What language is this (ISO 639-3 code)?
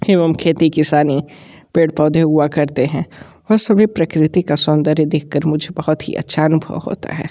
hin